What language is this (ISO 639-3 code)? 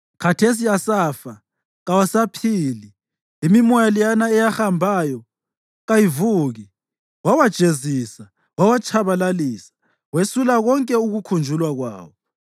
nde